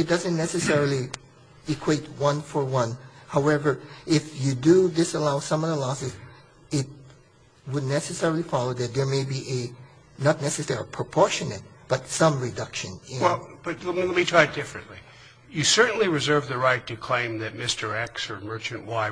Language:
English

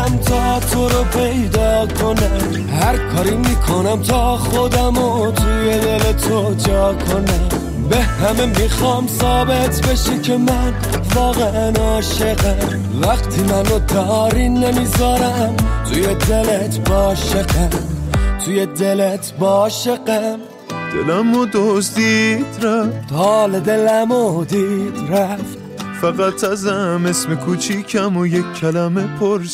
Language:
Persian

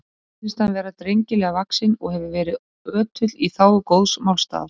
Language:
Icelandic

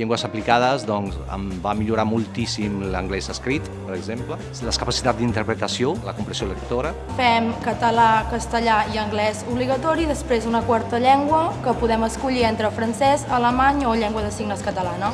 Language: Catalan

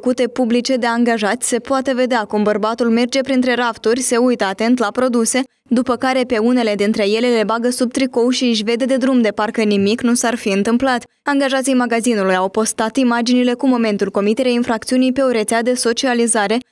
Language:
Romanian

